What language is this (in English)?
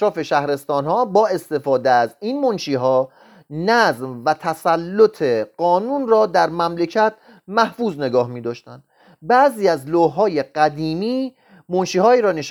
Persian